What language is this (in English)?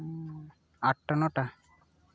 Santali